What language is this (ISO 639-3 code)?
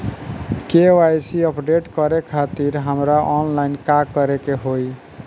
bho